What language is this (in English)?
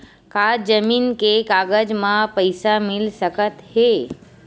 Chhattisgarhi